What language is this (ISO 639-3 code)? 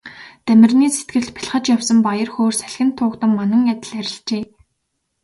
mon